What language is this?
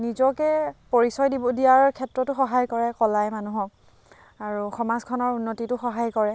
Assamese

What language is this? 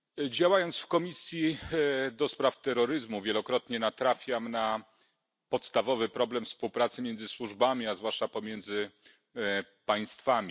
Polish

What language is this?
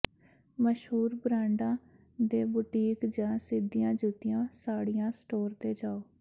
Punjabi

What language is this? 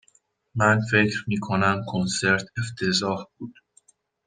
Persian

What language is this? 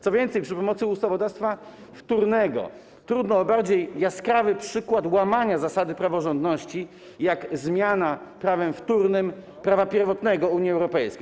Polish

